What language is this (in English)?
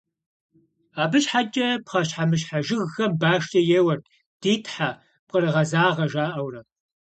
Kabardian